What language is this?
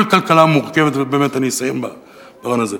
Hebrew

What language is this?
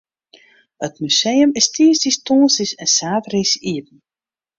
Western Frisian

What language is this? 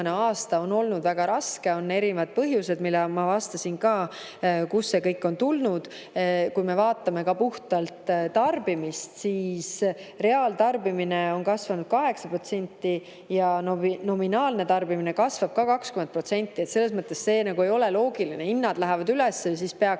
Estonian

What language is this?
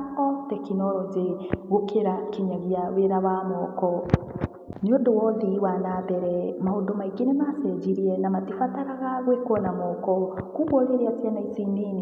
Kikuyu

